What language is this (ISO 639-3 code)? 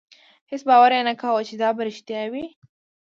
pus